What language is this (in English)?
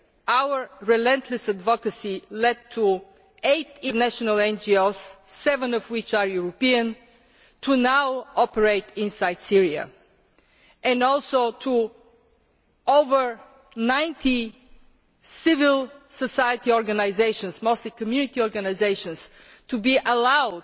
English